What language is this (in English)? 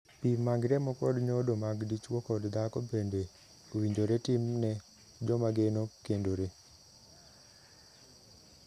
Luo (Kenya and Tanzania)